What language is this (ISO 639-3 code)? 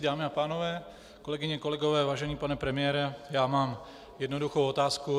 ces